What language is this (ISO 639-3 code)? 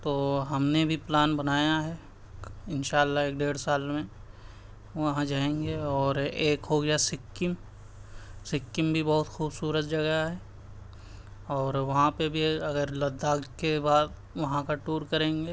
urd